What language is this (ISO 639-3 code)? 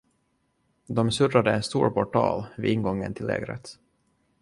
swe